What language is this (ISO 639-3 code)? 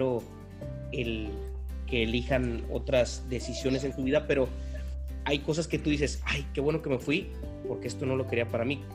spa